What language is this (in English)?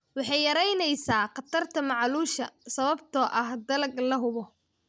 Somali